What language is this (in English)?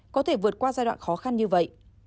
Vietnamese